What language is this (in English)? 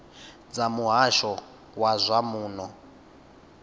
Venda